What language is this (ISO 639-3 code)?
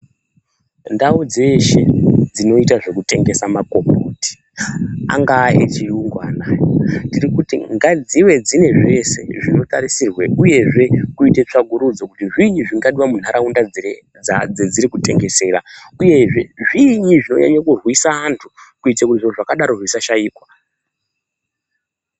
ndc